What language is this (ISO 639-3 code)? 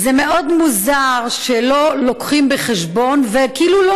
heb